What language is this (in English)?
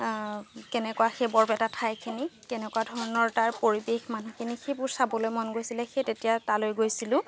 Assamese